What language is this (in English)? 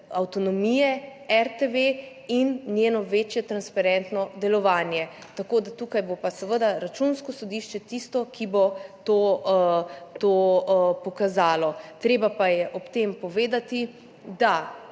Slovenian